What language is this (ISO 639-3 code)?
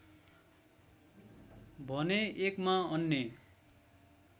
nep